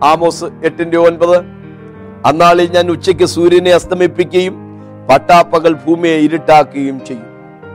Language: Malayalam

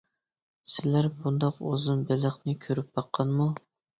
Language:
Uyghur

